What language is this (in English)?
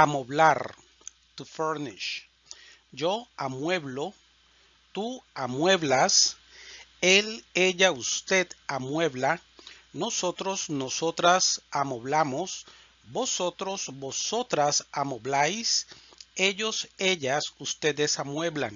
Spanish